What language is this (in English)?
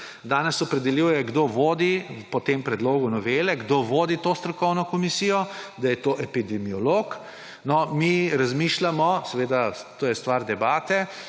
Slovenian